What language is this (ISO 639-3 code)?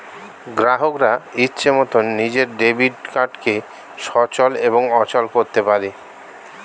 ben